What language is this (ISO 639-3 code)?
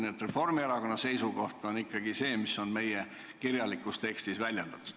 est